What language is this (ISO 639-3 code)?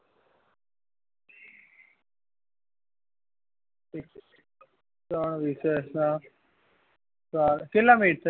guj